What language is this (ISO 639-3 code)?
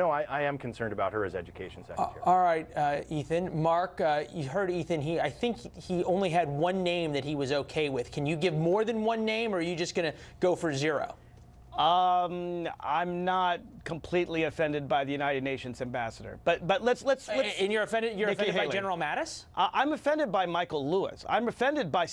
eng